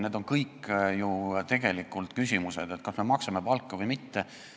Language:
Estonian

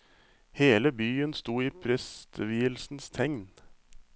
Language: Norwegian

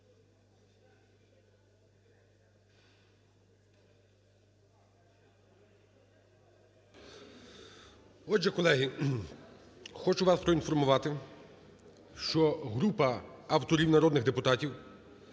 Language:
Ukrainian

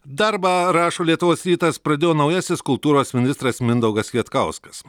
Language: Lithuanian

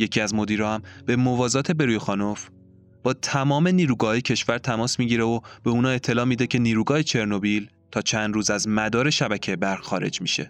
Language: Persian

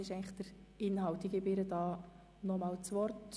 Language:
Swiss German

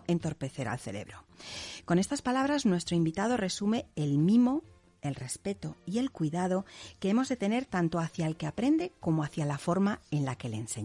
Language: Spanish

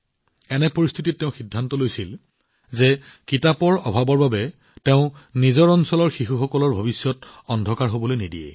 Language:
Assamese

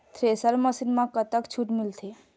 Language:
Chhattisgarhi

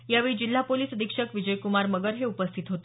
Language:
Marathi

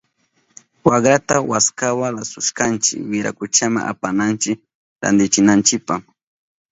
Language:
Southern Pastaza Quechua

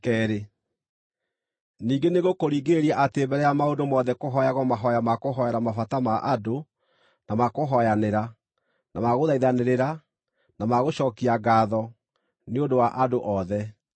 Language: Kikuyu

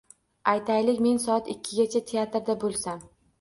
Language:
Uzbek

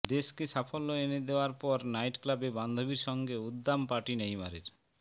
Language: Bangla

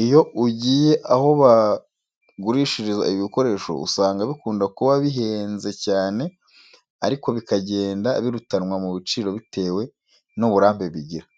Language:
Kinyarwanda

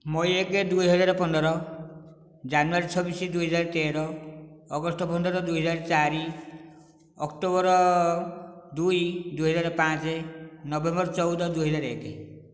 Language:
Odia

